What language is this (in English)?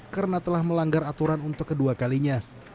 Indonesian